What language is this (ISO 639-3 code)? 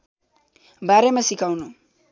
nep